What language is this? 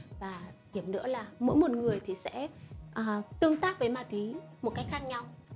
Vietnamese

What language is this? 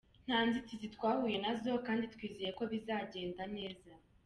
Kinyarwanda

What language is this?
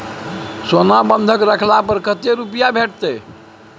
Maithili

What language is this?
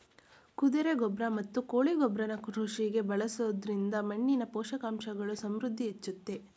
Kannada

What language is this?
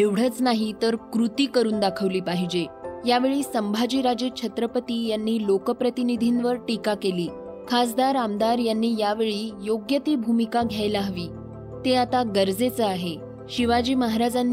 Marathi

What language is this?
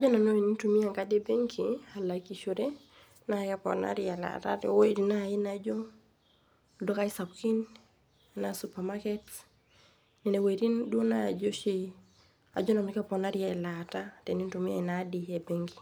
Masai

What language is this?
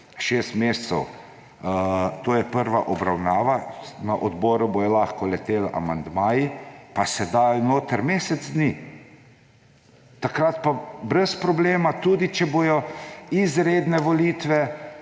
Slovenian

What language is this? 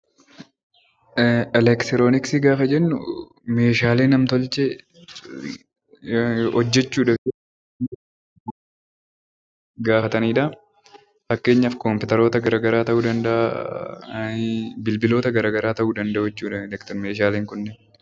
Oromo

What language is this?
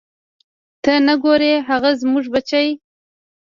Pashto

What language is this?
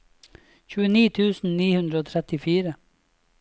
Norwegian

